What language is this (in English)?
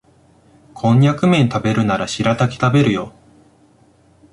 Japanese